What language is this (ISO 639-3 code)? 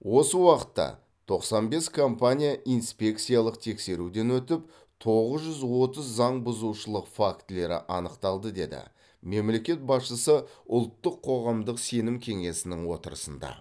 kaz